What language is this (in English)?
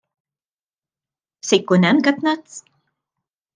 Maltese